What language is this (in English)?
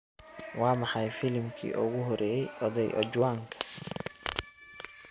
Somali